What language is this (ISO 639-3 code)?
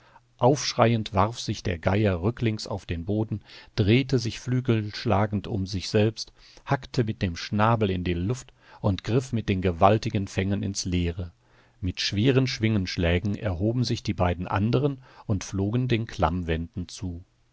deu